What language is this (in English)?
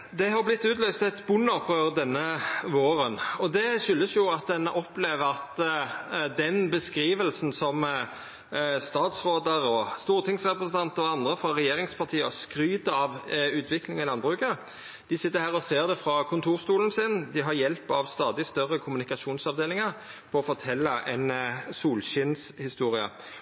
Norwegian Nynorsk